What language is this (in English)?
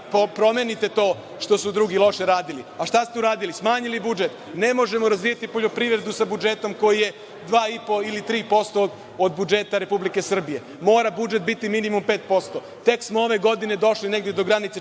Serbian